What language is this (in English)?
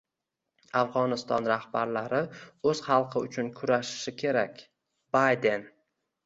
Uzbek